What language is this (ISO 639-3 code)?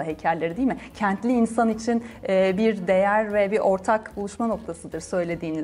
tur